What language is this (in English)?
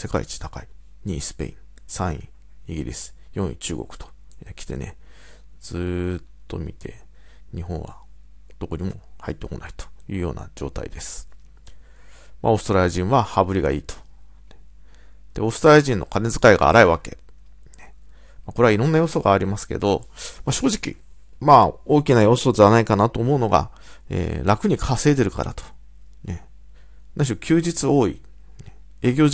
Japanese